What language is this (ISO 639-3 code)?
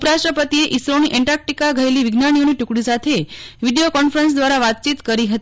guj